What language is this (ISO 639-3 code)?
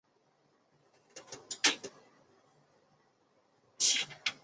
zho